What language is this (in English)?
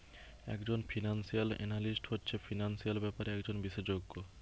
Bangla